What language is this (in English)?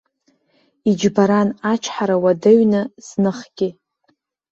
Abkhazian